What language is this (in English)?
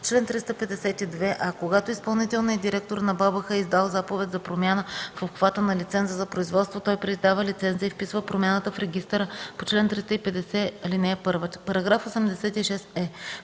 Bulgarian